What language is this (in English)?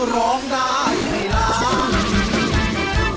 Thai